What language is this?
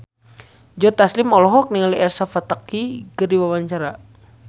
Sundanese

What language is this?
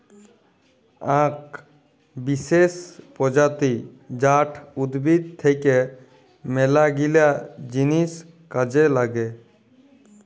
Bangla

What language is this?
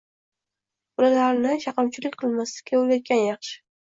Uzbek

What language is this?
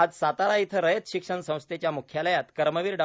Marathi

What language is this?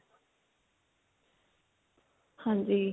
Punjabi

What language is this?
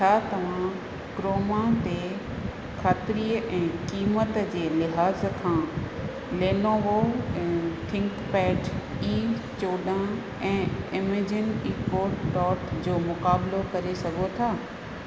Sindhi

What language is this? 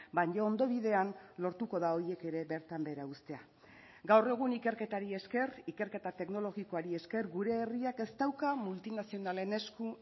Basque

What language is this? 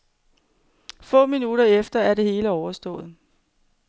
Danish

